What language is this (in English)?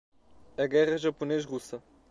Portuguese